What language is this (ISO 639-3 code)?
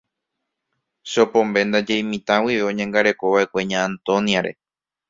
grn